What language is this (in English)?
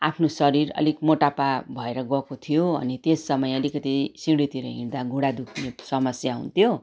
Nepali